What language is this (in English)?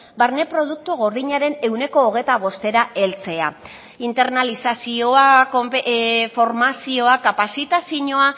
Basque